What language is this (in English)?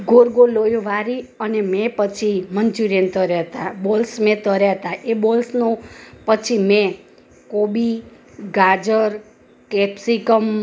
Gujarati